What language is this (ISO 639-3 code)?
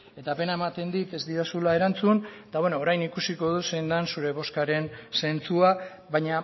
eus